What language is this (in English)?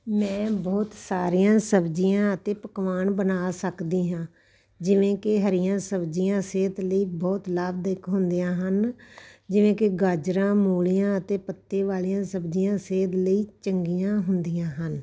Punjabi